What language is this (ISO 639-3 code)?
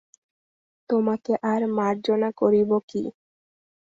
ben